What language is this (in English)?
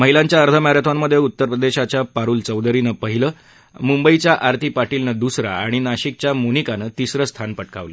Marathi